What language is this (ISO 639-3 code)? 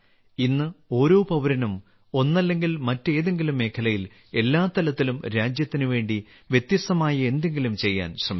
mal